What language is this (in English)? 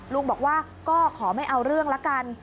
Thai